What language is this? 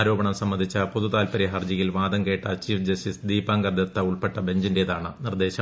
Malayalam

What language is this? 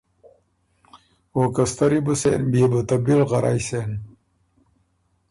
Ormuri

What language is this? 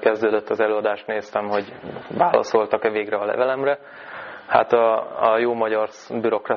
Hungarian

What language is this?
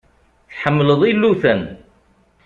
Kabyle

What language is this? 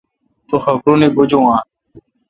Kalkoti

